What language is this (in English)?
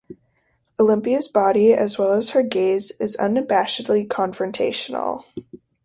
English